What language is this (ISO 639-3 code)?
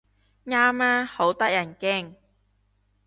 yue